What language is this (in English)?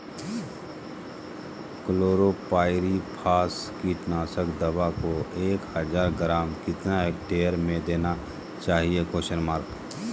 Magahi